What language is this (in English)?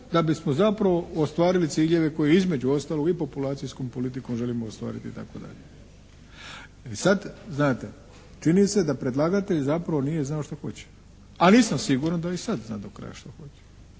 Croatian